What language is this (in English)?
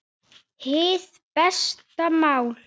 Icelandic